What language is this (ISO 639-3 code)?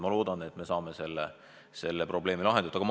est